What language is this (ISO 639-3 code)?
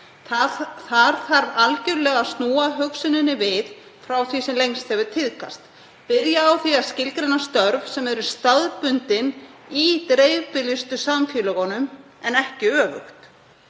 isl